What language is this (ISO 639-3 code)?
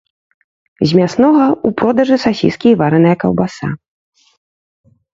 bel